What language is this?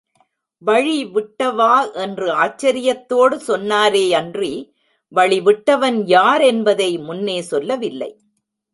Tamil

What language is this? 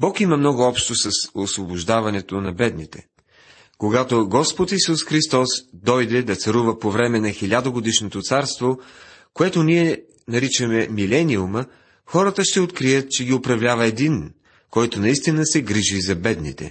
Bulgarian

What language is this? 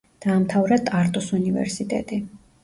Georgian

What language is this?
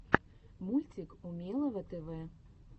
Russian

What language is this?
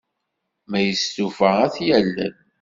Kabyle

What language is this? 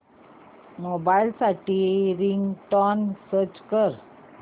Marathi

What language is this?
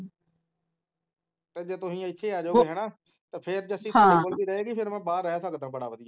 Punjabi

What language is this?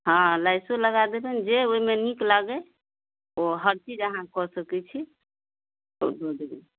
Maithili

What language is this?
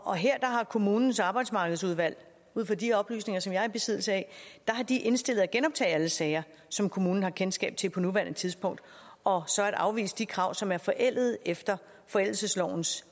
Danish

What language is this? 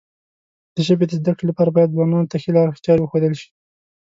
Pashto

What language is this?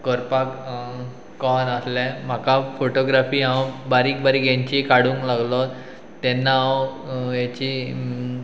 Konkani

